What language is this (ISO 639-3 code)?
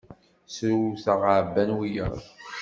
kab